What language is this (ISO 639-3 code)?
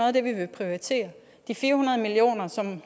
dan